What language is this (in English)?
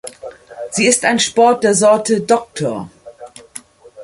German